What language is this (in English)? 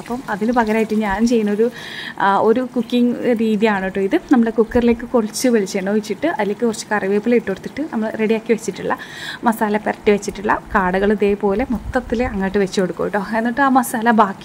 Malayalam